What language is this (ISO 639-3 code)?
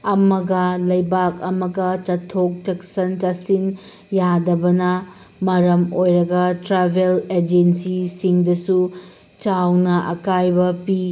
mni